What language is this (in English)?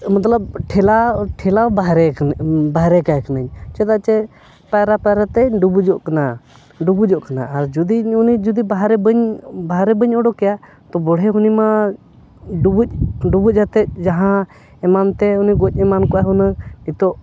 Santali